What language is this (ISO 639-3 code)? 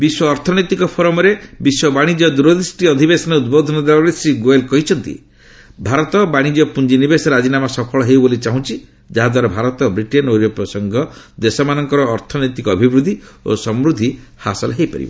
ori